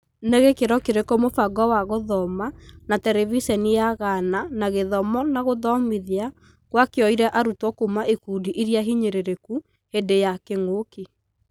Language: Kikuyu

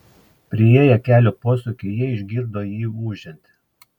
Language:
Lithuanian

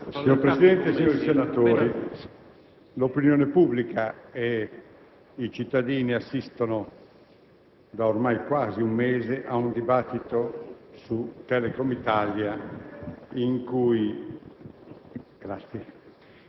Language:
Italian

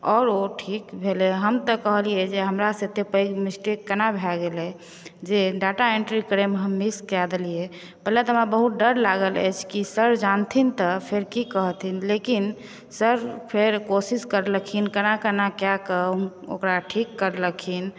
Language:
Maithili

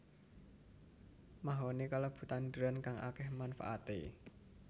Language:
Javanese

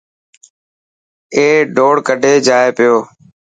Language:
Dhatki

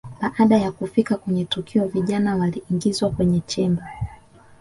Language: Swahili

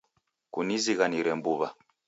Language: Taita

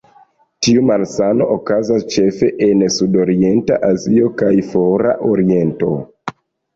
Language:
Esperanto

